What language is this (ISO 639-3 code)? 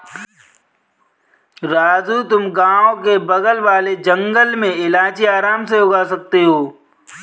hin